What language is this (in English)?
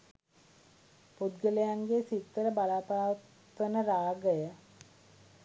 Sinhala